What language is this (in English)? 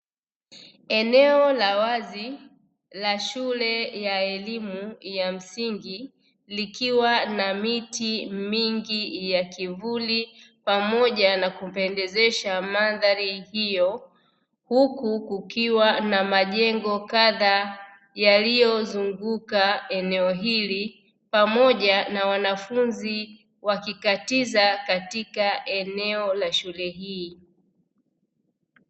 Swahili